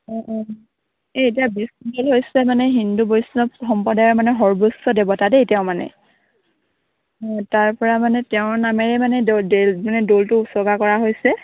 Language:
Assamese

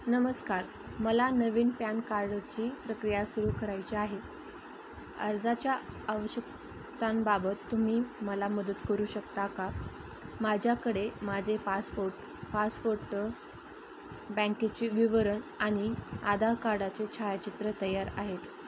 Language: Marathi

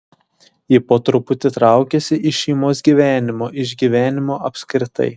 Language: Lithuanian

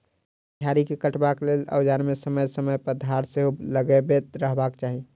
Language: Maithili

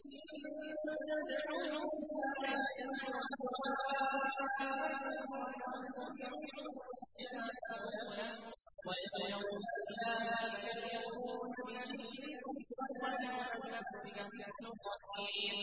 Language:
Arabic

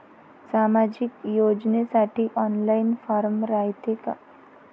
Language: Marathi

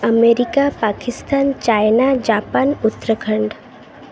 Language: Odia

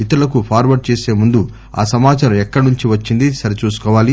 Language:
Telugu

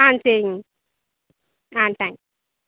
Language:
Tamil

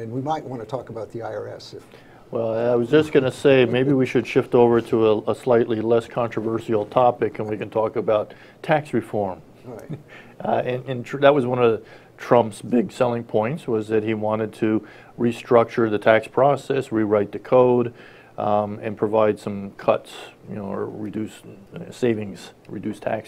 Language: English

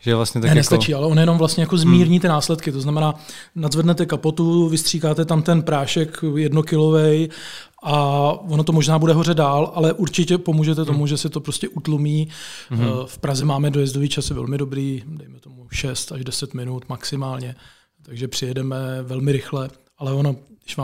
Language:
Czech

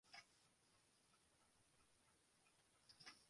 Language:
Western Frisian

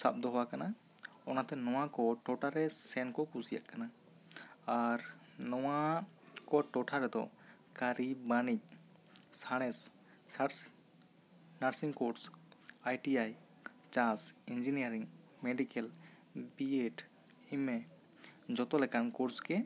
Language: Santali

